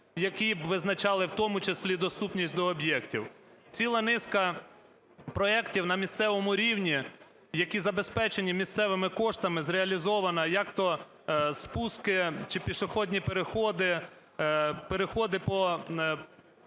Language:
Ukrainian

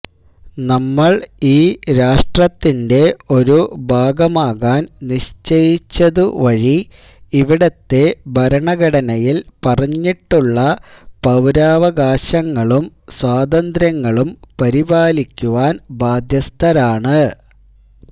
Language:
Malayalam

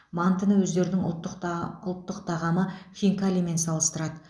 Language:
Kazakh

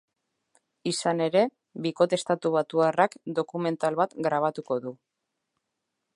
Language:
Basque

